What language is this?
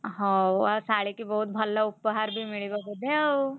Odia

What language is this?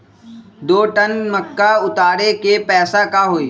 Magahi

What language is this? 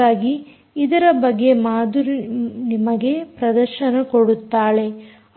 Kannada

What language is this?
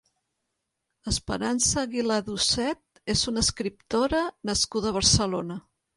Catalan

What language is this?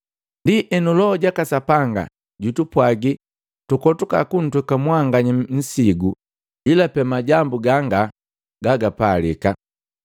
Matengo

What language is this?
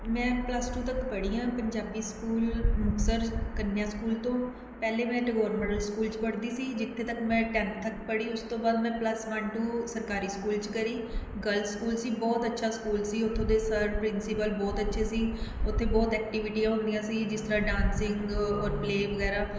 Punjabi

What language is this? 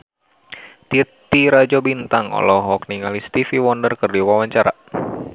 Sundanese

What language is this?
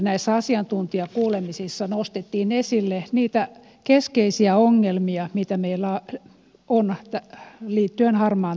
Finnish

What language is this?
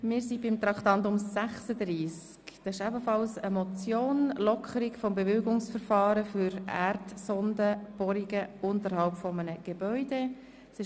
Swiss German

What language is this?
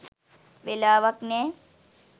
Sinhala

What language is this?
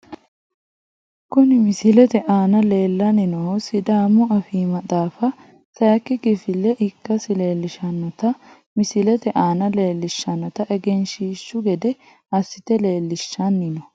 Sidamo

